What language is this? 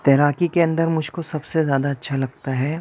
Urdu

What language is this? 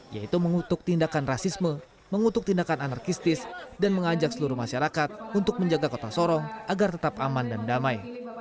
Indonesian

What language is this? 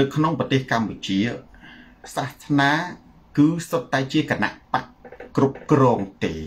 Thai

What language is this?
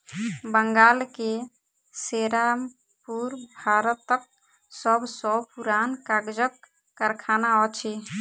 Maithili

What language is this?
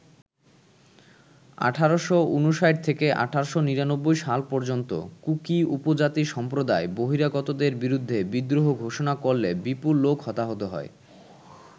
Bangla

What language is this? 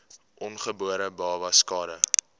Afrikaans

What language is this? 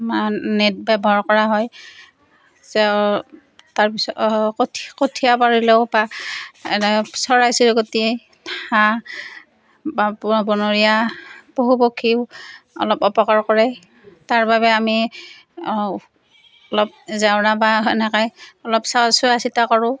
Assamese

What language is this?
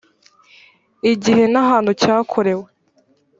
Kinyarwanda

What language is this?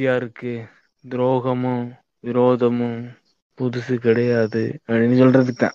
Tamil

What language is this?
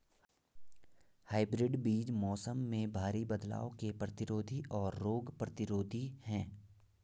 Hindi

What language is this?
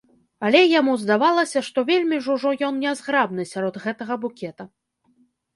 Belarusian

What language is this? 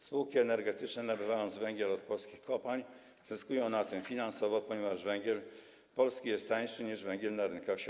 Polish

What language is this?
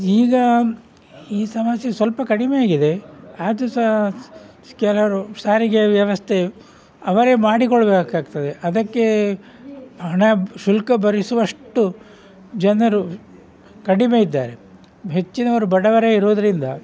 Kannada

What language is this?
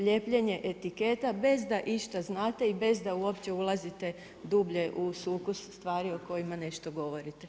Croatian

